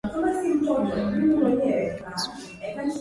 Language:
Swahili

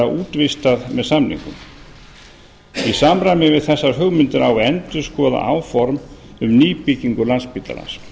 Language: Icelandic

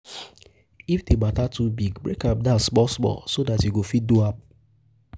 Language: Nigerian Pidgin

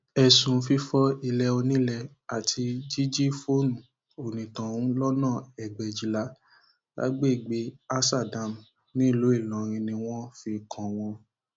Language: Yoruba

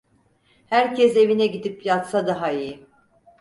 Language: Turkish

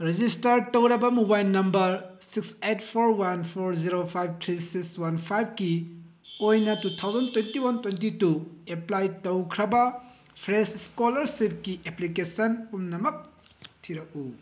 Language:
Manipuri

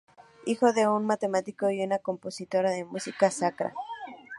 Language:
Spanish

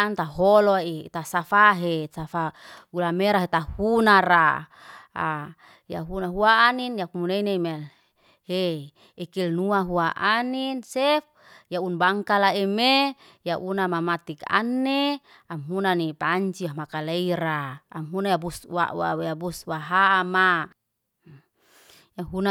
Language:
Liana-Seti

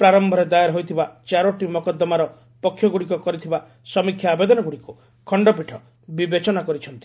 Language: Odia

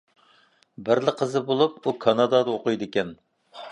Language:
Uyghur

